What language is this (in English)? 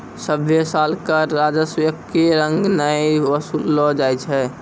Maithili